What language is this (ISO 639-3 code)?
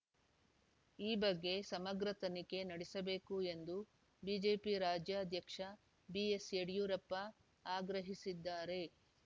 kan